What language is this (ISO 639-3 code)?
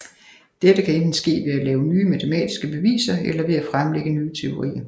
dan